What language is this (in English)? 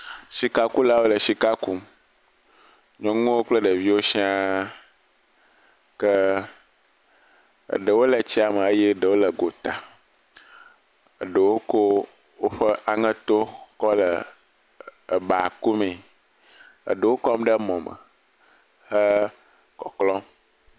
Ewe